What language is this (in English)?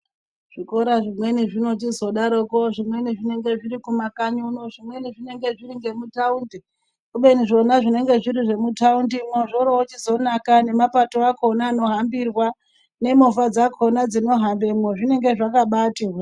Ndau